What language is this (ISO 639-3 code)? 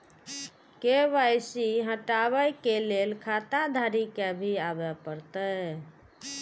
mai